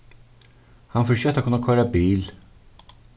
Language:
Faroese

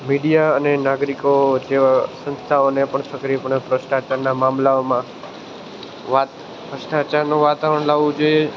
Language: Gujarati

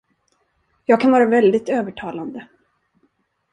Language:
Swedish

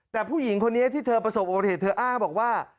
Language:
Thai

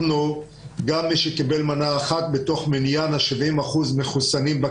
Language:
Hebrew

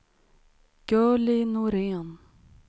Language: Swedish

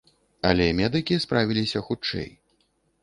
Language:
Belarusian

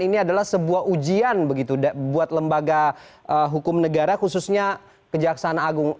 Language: Indonesian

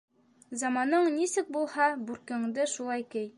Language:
Bashkir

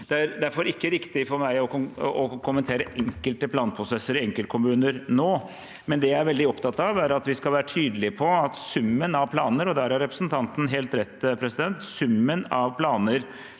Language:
Norwegian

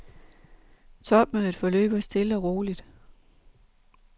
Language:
Danish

